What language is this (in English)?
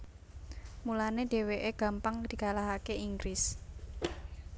Javanese